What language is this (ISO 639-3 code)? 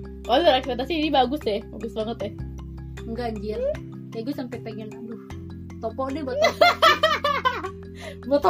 ind